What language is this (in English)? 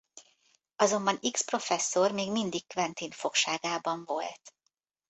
Hungarian